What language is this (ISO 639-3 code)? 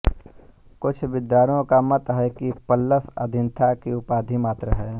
hin